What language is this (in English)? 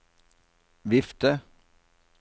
Norwegian